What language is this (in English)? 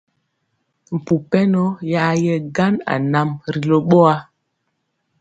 Mpiemo